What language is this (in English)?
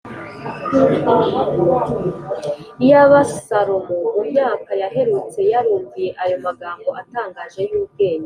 Kinyarwanda